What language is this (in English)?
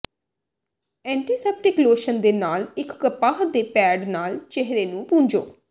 Punjabi